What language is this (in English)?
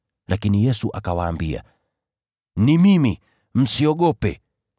Swahili